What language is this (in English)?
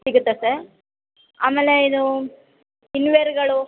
Kannada